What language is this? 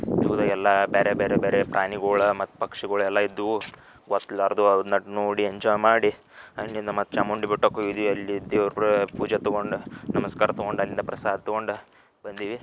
Kannada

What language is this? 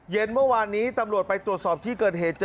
Thai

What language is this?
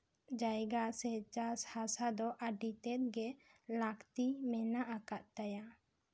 Santali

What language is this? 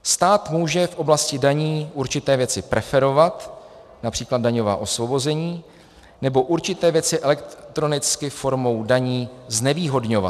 Czech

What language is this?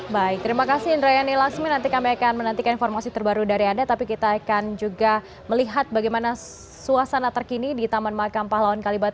Indonesian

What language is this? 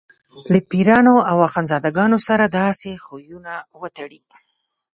Pashto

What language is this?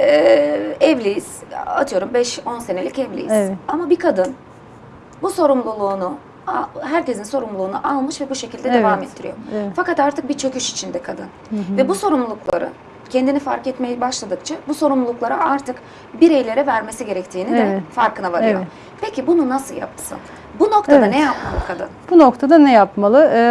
Turkish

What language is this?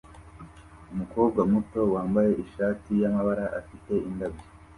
Kinyarwanda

